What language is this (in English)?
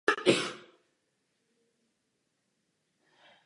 Czech